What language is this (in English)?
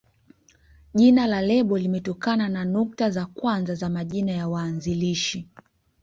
Swahili